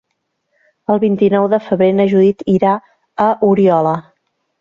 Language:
Catalan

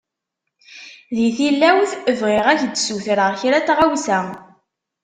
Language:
Kabyle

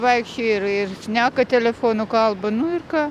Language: Lithuanian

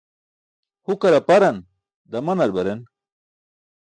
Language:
Burushaski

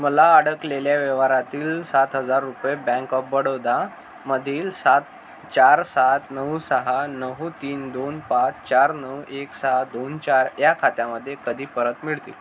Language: Marathi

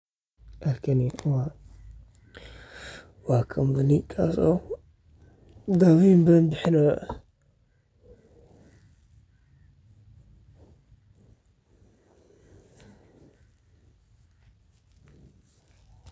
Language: Somali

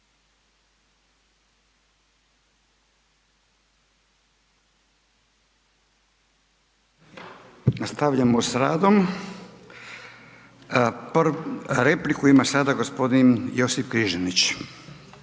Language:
Croatian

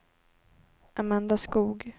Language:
Swedish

